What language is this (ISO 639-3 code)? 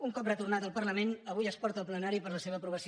cat